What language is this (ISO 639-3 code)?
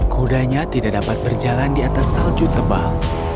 ind